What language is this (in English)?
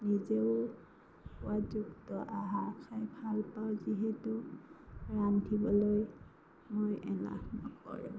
Assamese